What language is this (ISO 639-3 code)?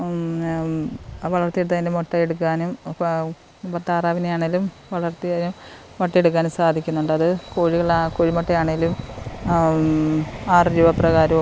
mal